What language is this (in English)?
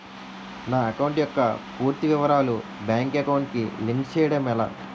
Telugu